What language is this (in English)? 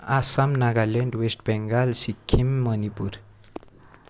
Nepali